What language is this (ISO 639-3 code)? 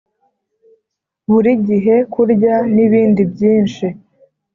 kin